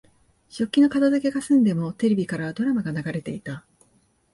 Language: Japanese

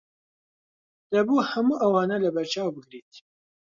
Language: Central Kurdish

